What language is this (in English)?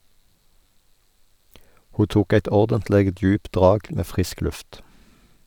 Norwegian